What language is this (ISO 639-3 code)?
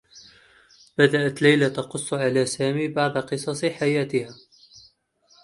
ara